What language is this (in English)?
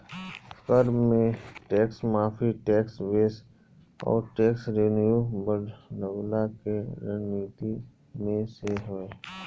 Bhojpuri